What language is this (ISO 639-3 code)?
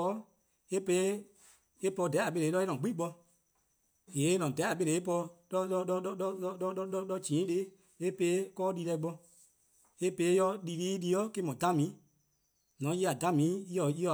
kqo